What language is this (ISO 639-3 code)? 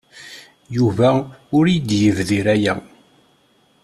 kab